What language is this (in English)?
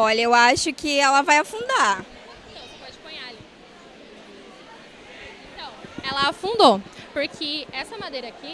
Portuguese